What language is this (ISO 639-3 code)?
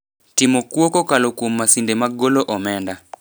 luo